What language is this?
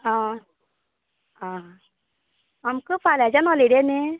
Konkani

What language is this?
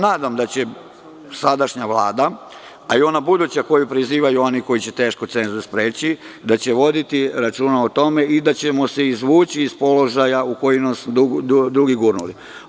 Serbian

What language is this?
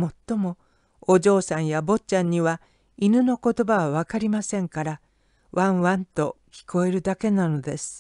Japanese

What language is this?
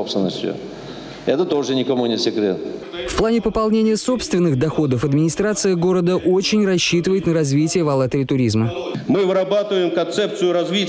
Russian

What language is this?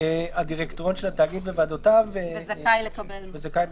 Hebrew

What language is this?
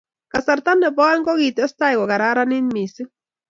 Kalenjin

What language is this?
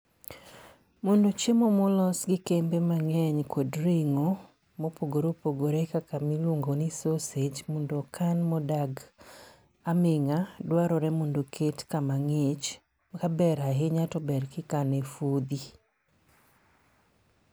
Luo (Kenya and Tanzania)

